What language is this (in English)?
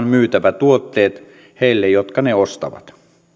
Finnish